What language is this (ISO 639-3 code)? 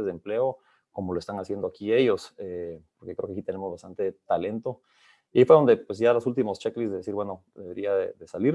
spa